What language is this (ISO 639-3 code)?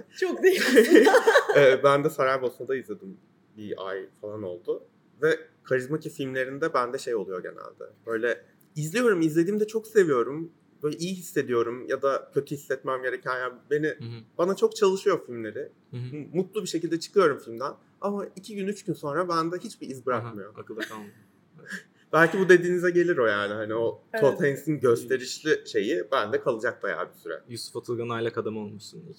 tur